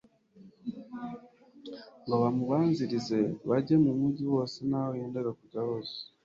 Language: Kinyarwanda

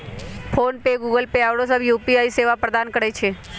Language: Magahi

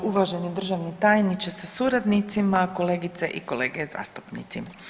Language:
Croatian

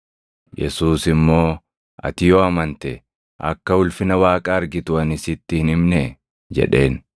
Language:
Oromo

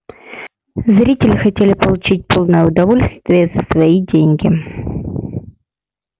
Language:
Russian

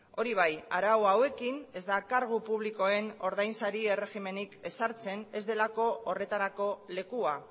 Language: Basque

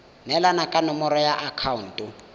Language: Tswana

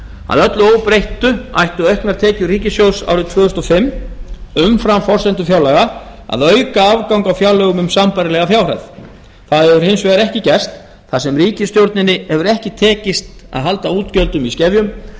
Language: Icelandic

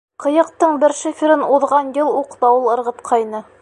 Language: Bashkir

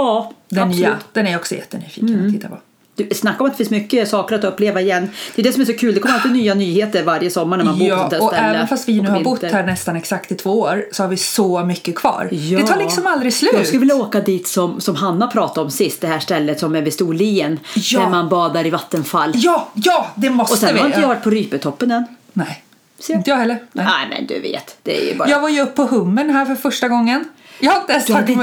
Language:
Swedish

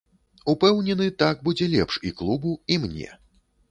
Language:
Belarusian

